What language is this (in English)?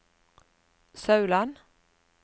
Norwegian